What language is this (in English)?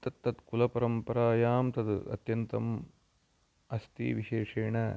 Sanskrit